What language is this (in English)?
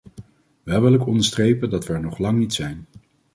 Dutch